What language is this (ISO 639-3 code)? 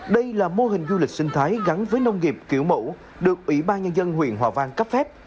vie